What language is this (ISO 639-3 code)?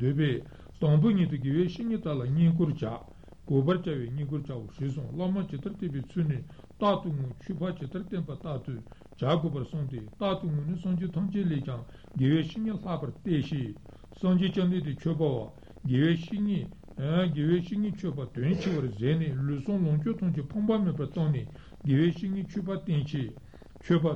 ita